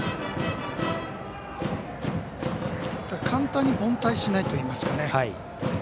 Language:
Japanese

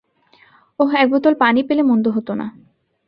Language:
Bangla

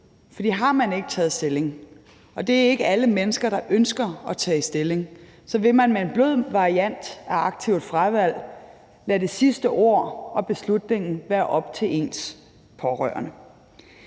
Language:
Danish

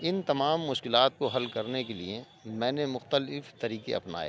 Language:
Urdu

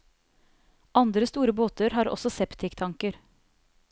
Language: Norwegian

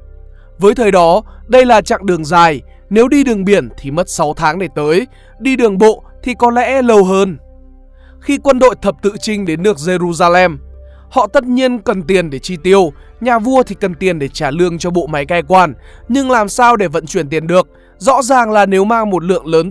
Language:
Vietnamese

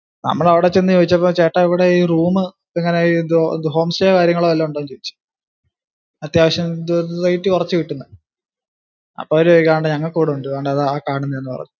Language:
Malayalam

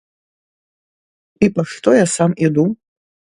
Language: Belarusian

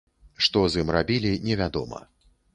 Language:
Belarusian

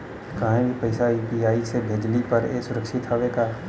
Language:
Bhojpuri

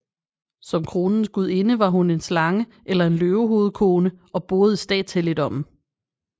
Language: Danish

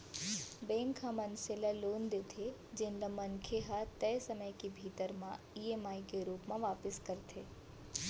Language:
Chhattisgarhi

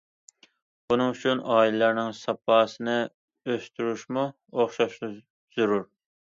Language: Uyghur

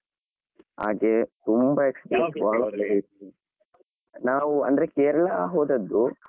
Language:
Kannada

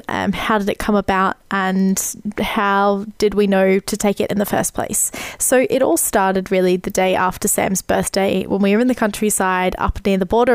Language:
English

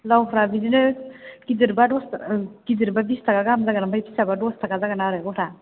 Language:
Bodo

